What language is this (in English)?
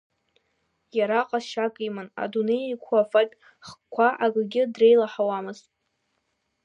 Abkhazian